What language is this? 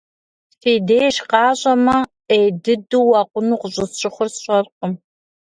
Kabardian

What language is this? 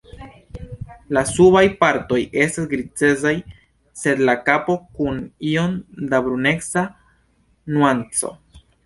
Esperanto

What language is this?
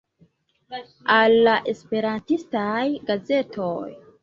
Esperanto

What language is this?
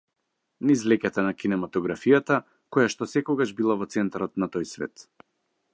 Macedonian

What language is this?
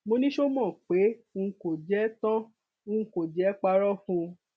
Yoruba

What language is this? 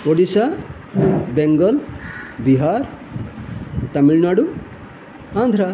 Sanskrit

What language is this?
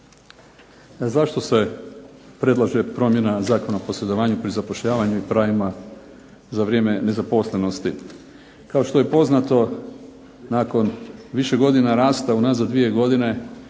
Croatian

